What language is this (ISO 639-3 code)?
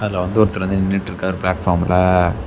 tam